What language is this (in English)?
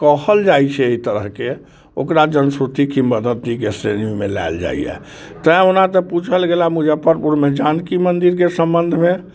Maithili